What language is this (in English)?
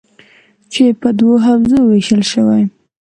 Pashto